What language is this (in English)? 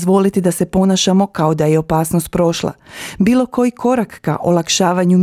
Croatian